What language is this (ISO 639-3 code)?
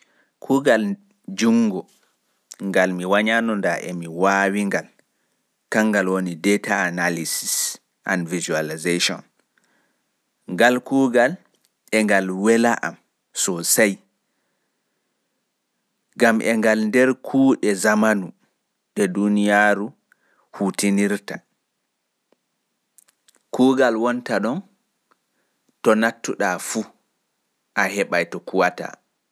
ful